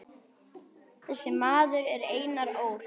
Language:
Icelandic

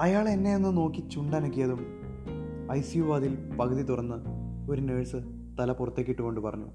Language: Malayalam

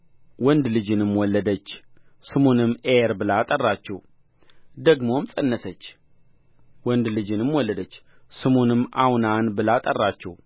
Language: Amharic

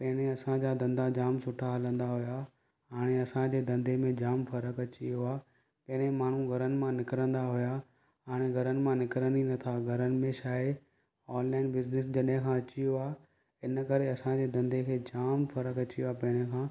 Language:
Sindhi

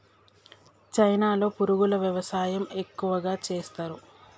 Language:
Telugu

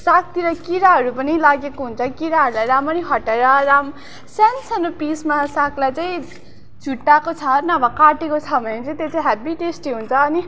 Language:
Nepali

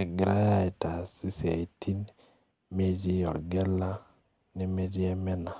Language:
Masai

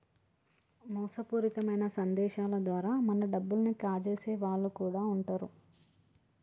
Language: Telugu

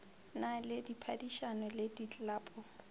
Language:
Northern Sotho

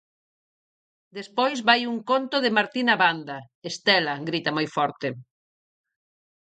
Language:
Galician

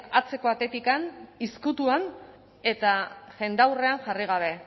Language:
Basque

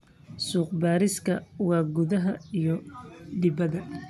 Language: Somali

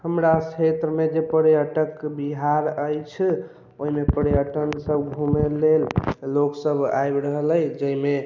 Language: Maithili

